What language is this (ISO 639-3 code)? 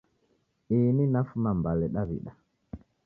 dav